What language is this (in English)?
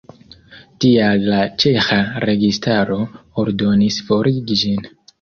Esperanto